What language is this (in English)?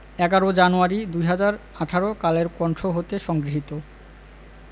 Bangla